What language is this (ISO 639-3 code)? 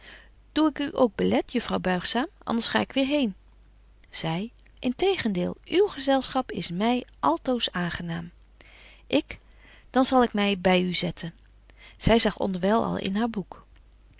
nld